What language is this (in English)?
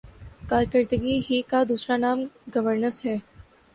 Urdu